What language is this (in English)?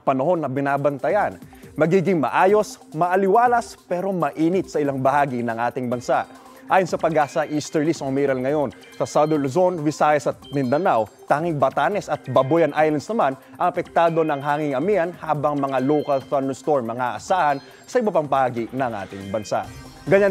Filipino